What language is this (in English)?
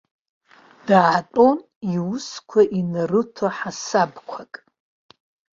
Abkhazian